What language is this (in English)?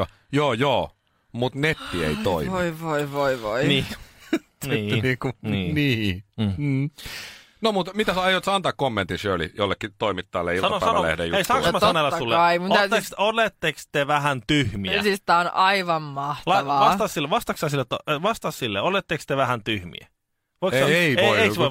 Finnish